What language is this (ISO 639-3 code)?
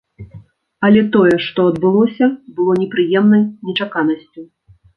bel